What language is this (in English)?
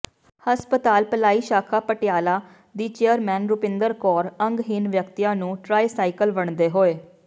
Punjabi